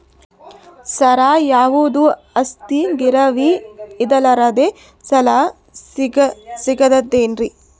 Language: Kannada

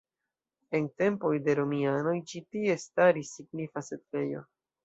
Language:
Esperanto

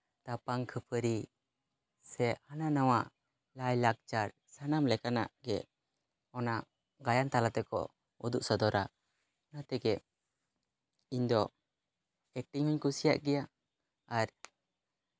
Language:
Santali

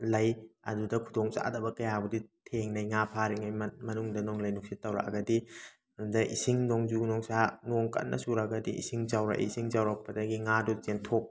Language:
Manipuri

